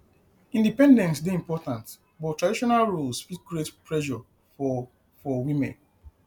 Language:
Nigerian Pidgin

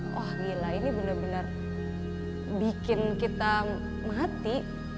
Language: Indonesian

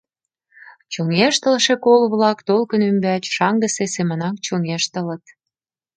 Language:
Mari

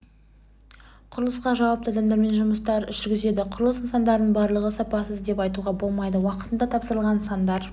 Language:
Kazakh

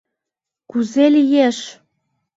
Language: Mari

